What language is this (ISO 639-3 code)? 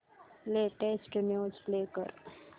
mar